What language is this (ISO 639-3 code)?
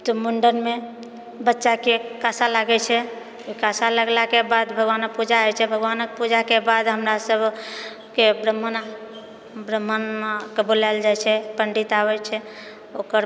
mai